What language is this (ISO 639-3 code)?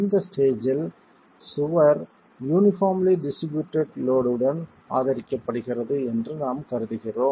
tam